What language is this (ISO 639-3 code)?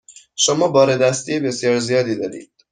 fas